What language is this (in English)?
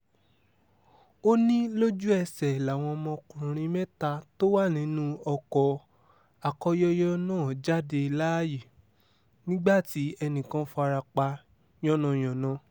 Yoruba